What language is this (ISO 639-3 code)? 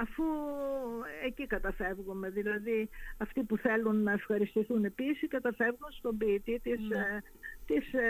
ell